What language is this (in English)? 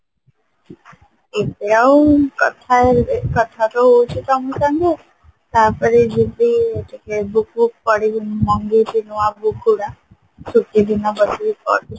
Odia